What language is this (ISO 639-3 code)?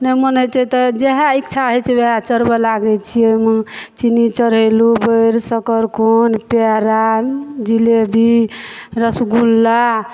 mai